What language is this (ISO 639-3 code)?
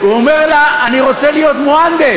heb